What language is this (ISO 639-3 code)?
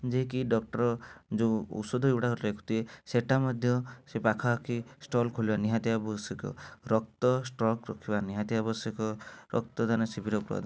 ori